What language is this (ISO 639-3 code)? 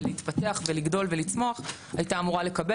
heb